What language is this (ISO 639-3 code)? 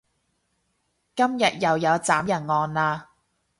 yue